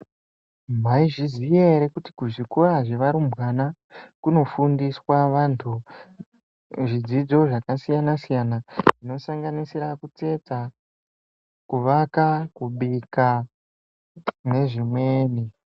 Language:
Ndau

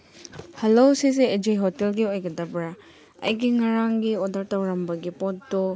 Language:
Manipuri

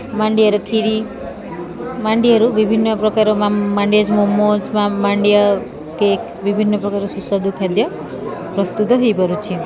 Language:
Odia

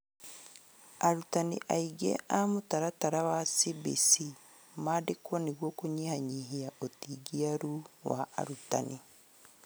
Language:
Kikuyu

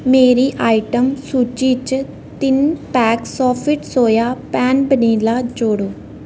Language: Dogri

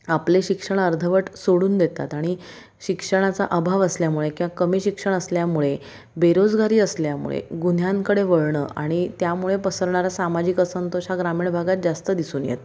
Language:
Marathi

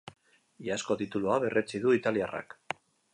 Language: Basque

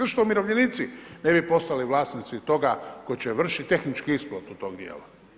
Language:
Croatian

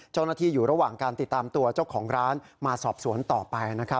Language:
Thai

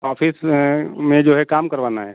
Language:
Hindi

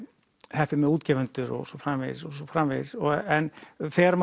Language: Icelandic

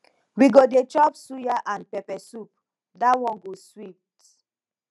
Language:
Nigerian Pidgin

